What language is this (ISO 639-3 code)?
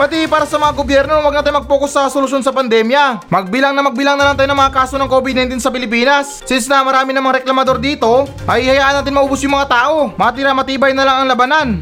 fil